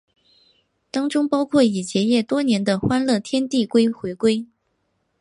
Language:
Chinese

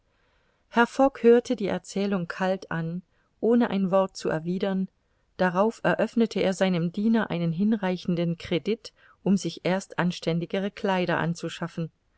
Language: German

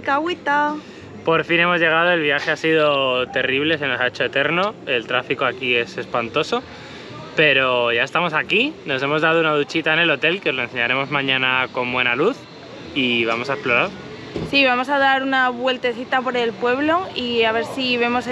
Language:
Spanish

